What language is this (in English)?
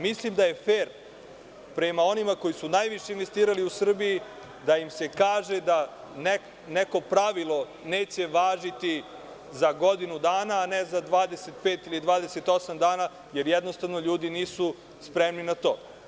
Serbian